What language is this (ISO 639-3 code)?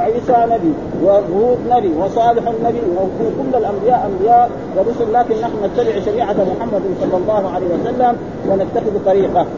ara